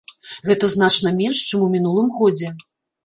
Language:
Belarusian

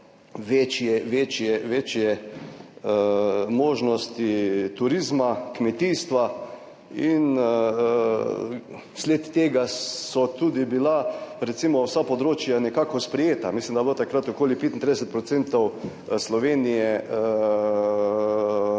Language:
Slovenian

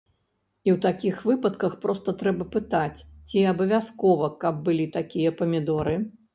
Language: Belarusian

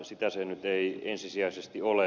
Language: Finnish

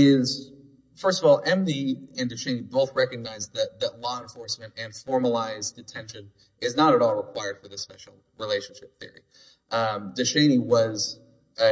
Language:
English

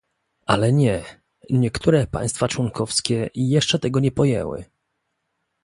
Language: Polish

